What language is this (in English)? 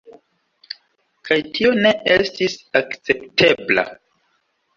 Esperanto